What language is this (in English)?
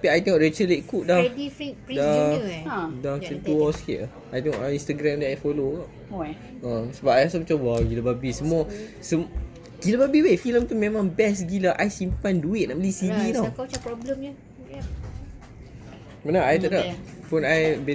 Malay